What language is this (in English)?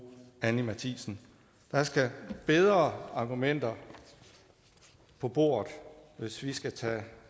Danish